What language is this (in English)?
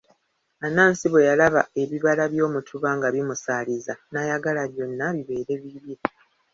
Ganda